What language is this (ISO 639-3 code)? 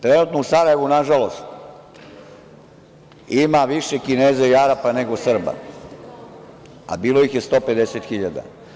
srp